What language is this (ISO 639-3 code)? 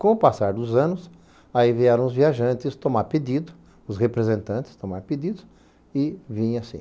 por